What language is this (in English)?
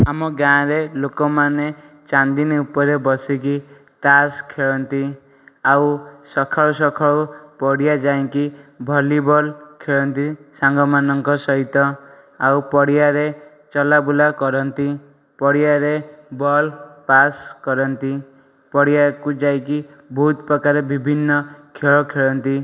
Odia